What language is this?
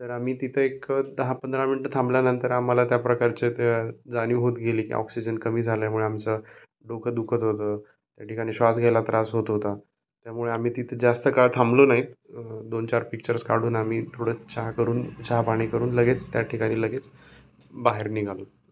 Marathi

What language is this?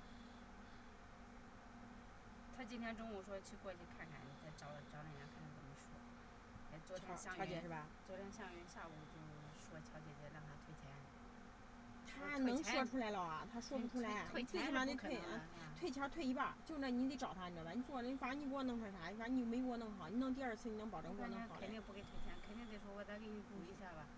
Chinese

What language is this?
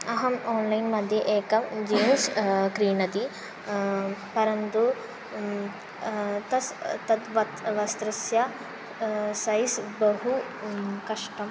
Sanskrit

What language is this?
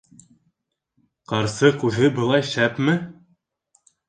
Bashkir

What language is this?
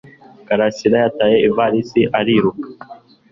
Kinyarwanda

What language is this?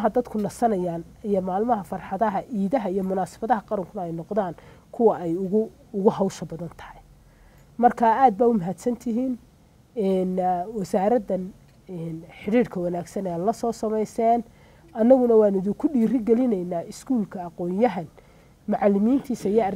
Arabic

